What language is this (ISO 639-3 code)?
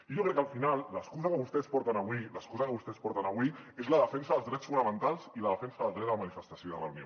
cat